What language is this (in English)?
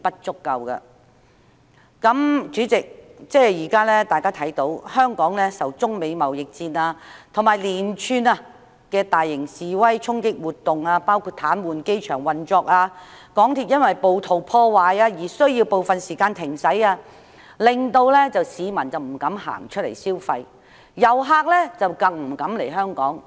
Cantonese